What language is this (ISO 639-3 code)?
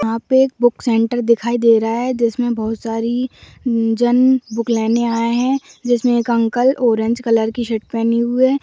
mag